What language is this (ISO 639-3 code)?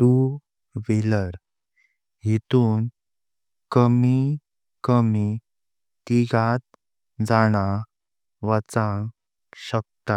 kok